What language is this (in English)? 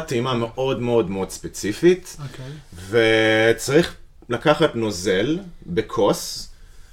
Hebrew